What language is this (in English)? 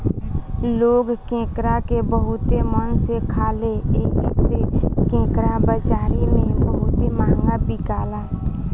Bhojpuri